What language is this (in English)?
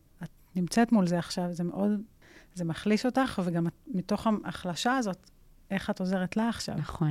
Hebrew